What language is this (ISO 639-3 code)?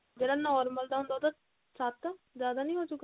pan